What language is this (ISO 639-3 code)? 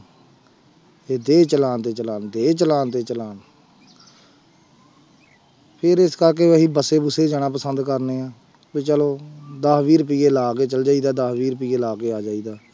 pan